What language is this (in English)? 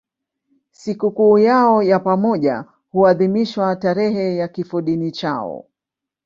Swahili